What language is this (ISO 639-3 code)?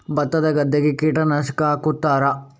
kan